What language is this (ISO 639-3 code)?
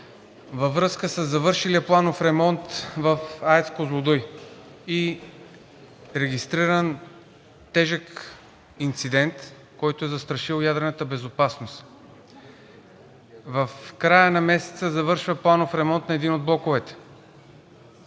bul